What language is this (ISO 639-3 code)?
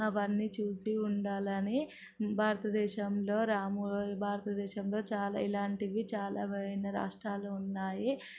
tel